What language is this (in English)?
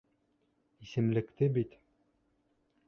Bashkir